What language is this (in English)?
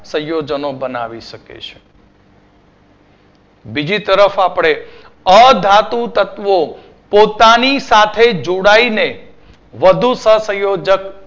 Gujarati